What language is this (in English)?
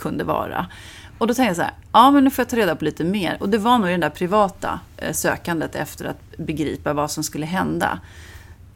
Swedish